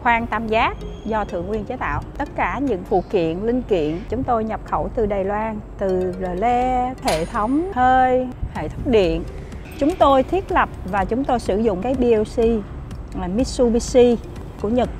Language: Vietnamese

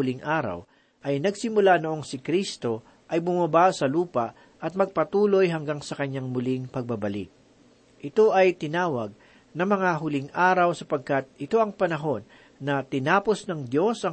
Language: Filipino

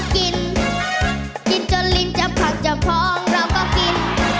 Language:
Thai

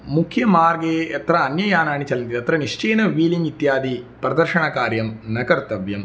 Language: Sanskrit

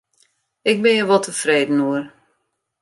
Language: Western Frisian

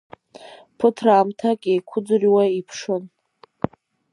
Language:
Abkhazian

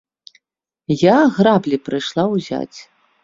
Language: Belarusian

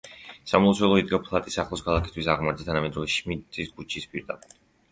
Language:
Georgian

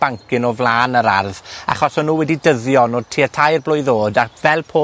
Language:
Welsh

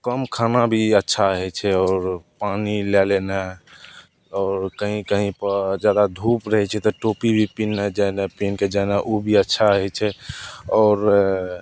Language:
Maithili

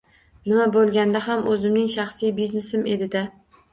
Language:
Uzbek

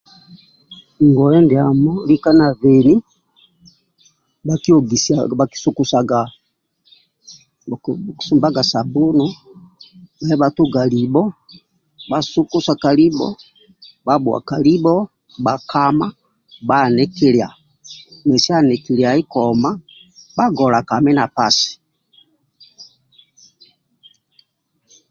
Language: Amba (Uganda)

